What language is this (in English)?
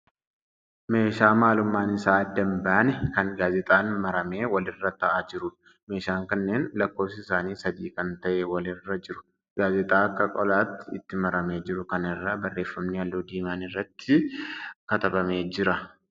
Oromo